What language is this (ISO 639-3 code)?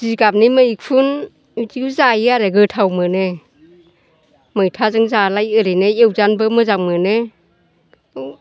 brx